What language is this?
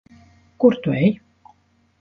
Latvian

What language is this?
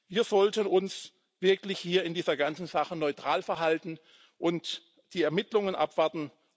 German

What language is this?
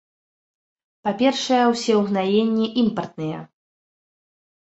Belarusian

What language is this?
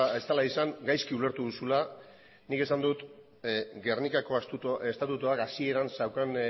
Basque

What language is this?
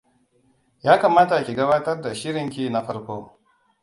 Hausa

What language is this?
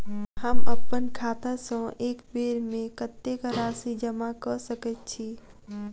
Maithili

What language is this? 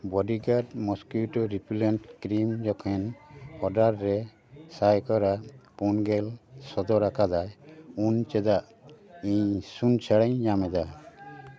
Santali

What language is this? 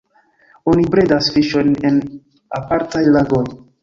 Esperanto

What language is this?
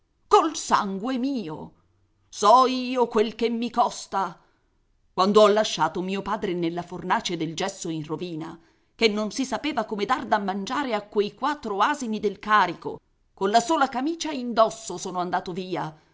Italian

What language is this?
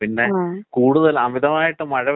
Malayalam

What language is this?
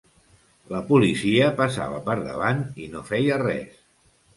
Catalan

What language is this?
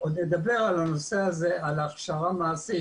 Hebrew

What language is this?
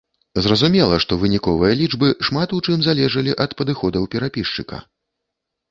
Belarusian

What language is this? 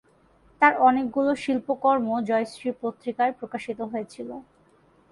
Bangla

